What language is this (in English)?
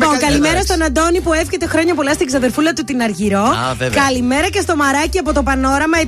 Greek